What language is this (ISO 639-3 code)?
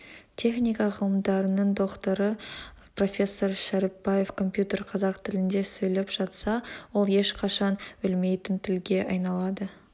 kaz